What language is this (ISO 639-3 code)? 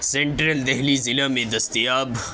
urd